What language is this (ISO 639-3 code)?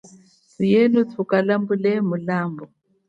cjk